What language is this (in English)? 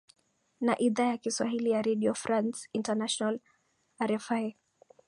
Swahili